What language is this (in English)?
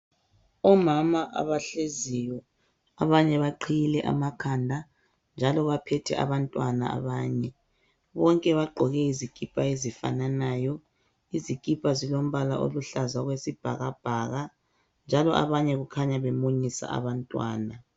North Ndebele